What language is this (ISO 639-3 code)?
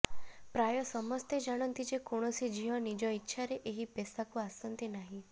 ori